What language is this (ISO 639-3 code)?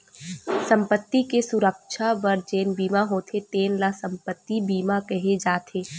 hne